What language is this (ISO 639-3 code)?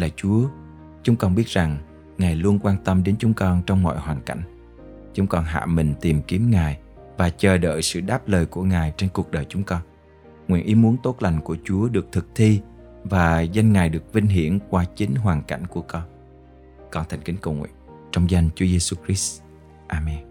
vie